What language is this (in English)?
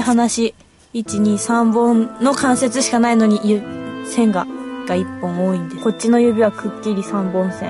Japanese